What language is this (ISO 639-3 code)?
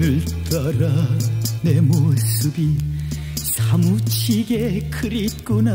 kor